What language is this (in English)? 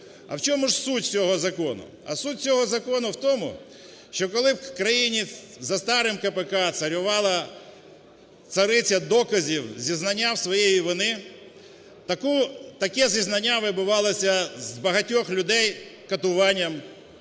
Ukrainian